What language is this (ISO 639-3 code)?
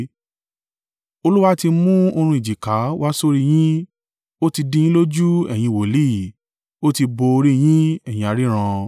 yor